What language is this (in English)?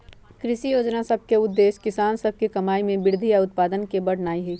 Magahi